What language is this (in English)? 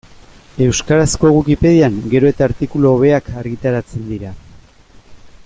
Basque